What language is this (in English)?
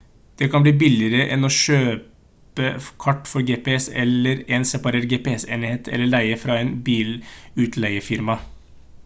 Norwegian Bokmål